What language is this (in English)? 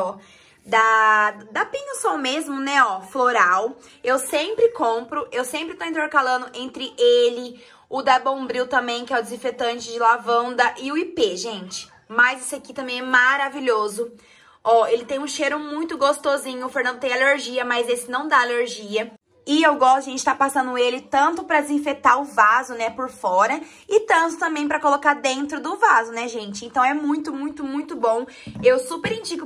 Portuguese